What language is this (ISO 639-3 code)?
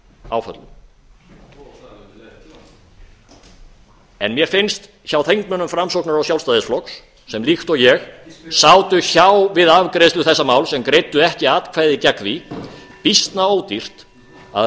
isl